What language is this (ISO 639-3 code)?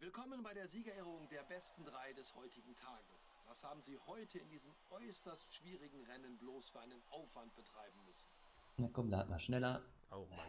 deu